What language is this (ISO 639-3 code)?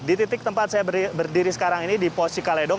ind